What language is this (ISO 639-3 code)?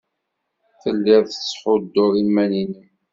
kab